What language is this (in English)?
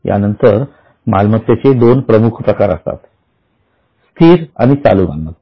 Marathi